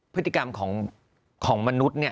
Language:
Thai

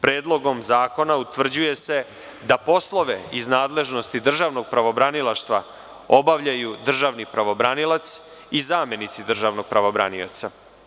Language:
Serbian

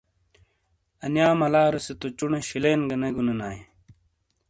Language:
Shina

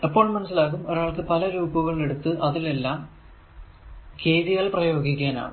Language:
Malayalam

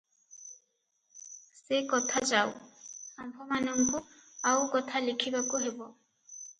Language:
Odia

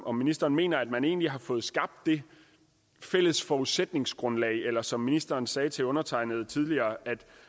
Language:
Danish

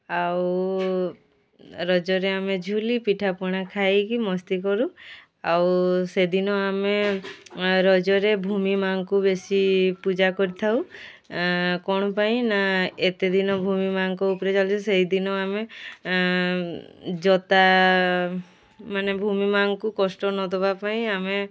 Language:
Odia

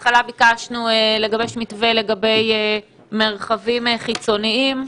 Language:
Hebrew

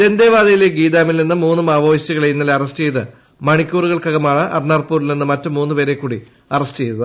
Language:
Malayalam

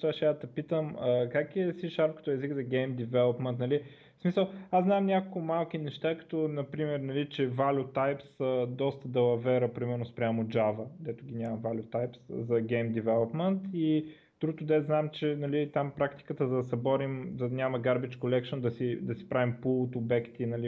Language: Bulgarian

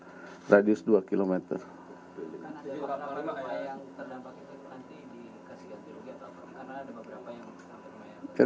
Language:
Indonesian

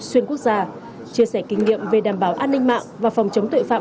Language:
Vietnamese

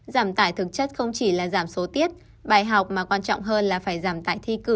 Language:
Vietnamese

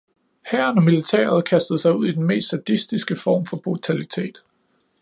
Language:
Danish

